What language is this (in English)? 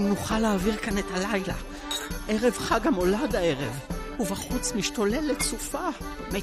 Hebrew